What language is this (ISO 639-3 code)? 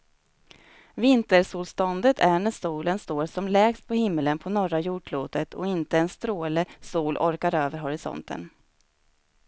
swe